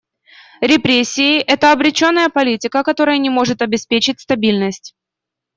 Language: Russian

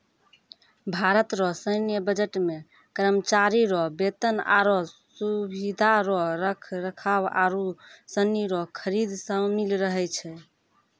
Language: Maithili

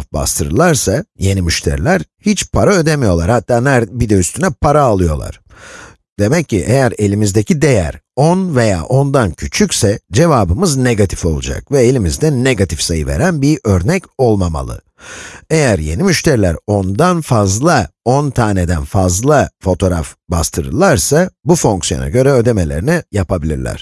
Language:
Turkish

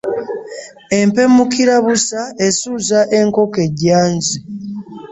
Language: Ganda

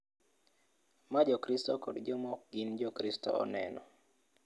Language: Luo (Kenya and Tanzania)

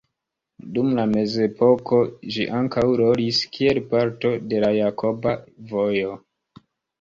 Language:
Esperanto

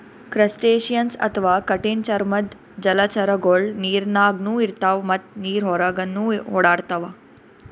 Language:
Kannada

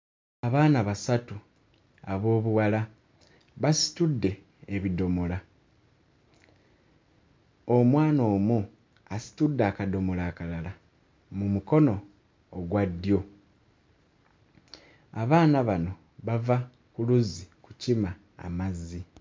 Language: Ganda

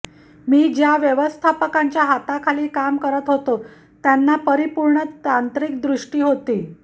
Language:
Marathi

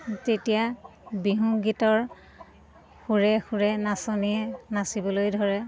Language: Assamese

